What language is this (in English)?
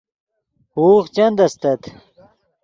Yidgha